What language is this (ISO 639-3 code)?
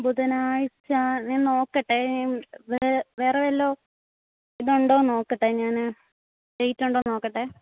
mal